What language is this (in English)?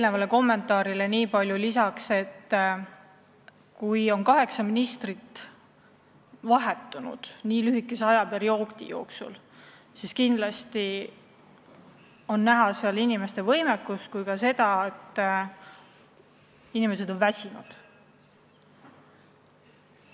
Estonian